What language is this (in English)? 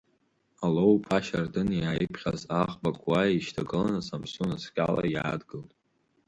Abkhazian